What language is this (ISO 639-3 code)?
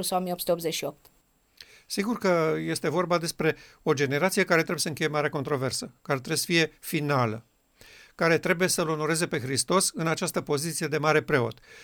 ron